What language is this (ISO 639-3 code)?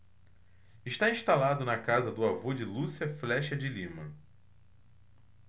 por